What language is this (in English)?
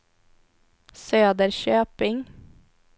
Swedish